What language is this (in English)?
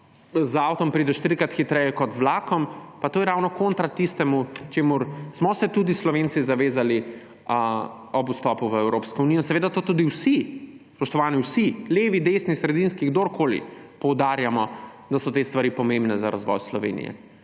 Slovenian